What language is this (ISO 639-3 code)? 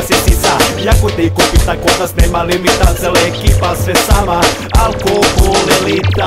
ron